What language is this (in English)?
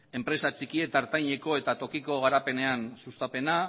Basque